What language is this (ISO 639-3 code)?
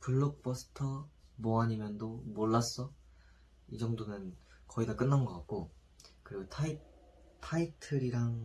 kor